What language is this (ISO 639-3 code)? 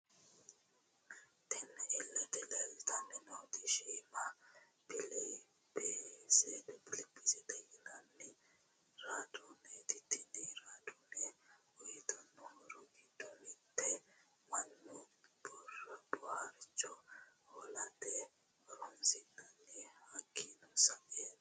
sid